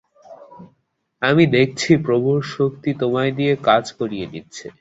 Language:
Bangla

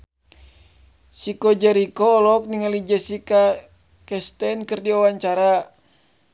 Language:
Sundanese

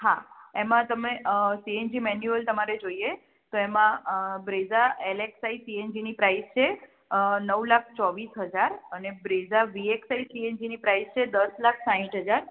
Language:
Gujarati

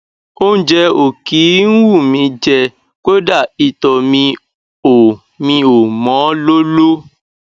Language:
Yoruba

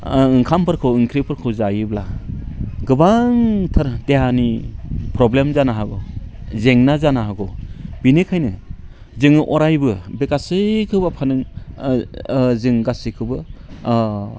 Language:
Bodo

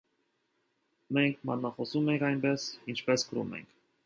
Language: Armenian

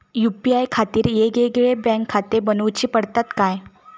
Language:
Marathi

